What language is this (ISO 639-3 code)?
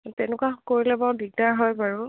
asm